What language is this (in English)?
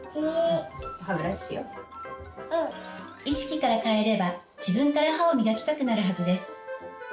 Japanese